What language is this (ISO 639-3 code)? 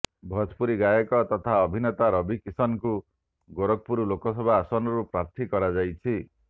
ori